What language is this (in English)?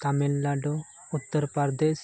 Santali